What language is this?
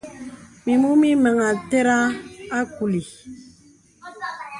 Bebele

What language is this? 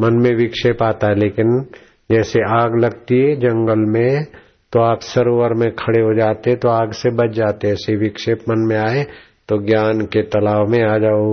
Hindi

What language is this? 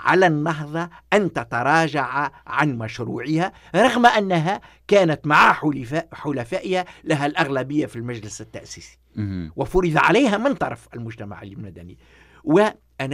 Arabic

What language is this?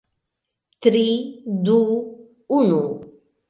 Esperanto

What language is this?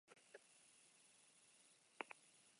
Basque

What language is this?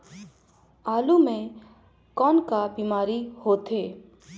Chhattisgarhi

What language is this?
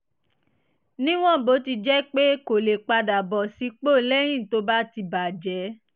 Yoruba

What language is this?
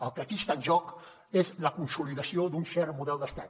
Catalan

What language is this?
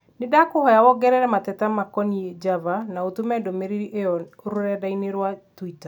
Kikuyu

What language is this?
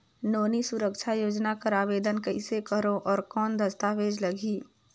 Chhattisgarhi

